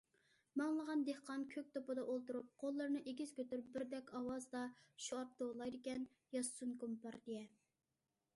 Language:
Uyghur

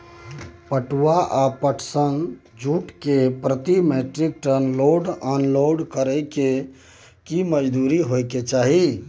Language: Maithili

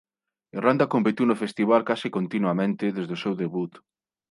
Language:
Galician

